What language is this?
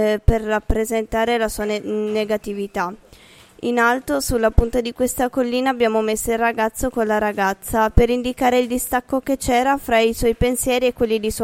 Italian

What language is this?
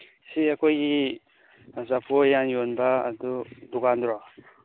Manipuri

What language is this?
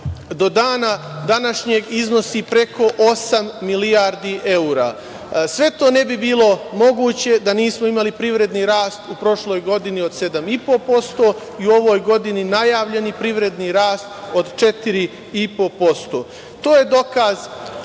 Serbian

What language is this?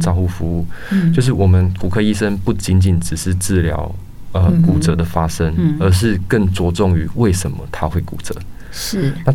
Chinese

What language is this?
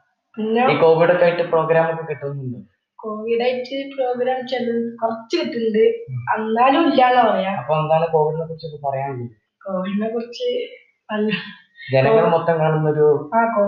Malayalam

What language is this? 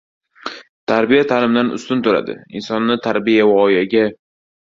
Uzbek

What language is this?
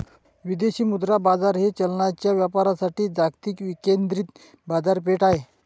Marathi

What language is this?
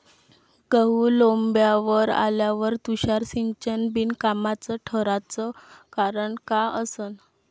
Marathi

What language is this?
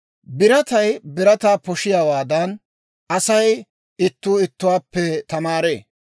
Dawro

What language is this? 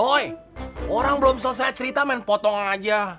Indonesian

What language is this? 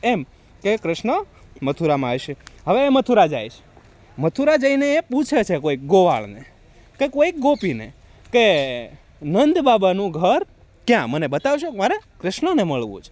Gujarati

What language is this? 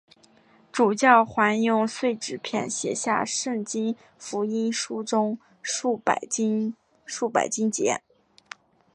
Chinese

